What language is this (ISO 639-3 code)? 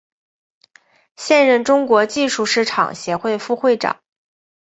zho